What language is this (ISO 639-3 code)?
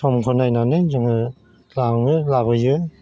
brx